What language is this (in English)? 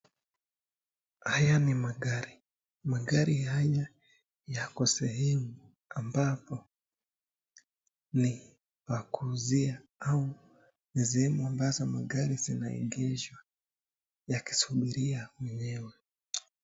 Swahili